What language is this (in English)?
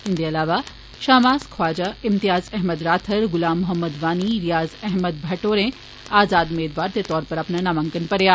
Dogri